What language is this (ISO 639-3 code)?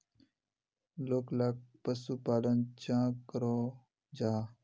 mag